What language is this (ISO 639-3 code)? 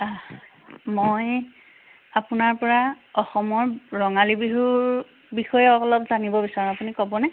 asm